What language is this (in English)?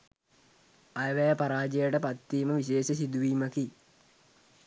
Sinhala